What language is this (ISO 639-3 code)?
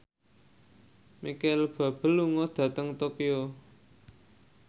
jav